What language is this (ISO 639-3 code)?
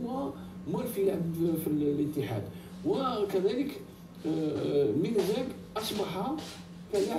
ara